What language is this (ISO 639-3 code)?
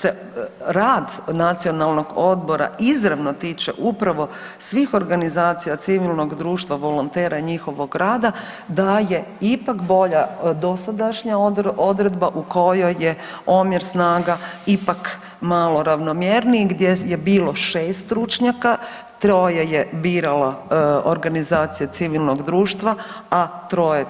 hrv